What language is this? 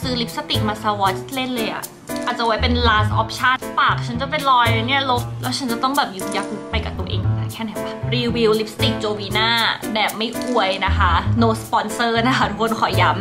Thai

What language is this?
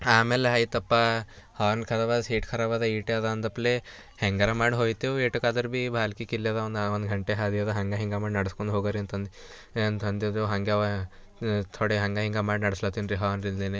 Kannada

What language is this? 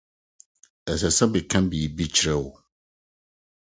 Akan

